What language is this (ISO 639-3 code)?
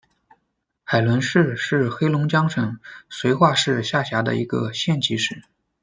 zho